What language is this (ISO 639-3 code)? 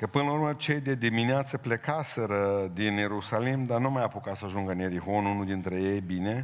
ron